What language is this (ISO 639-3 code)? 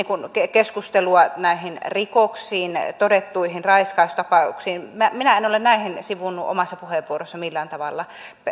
fin